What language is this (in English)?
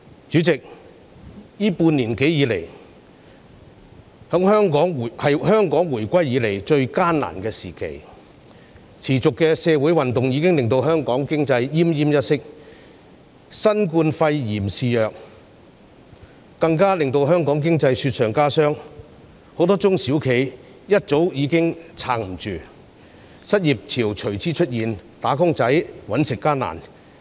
Cantonese